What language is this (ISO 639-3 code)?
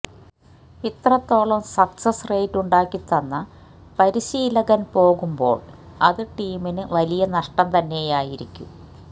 mal